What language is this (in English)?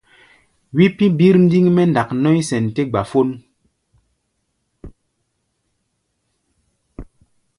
Gbaya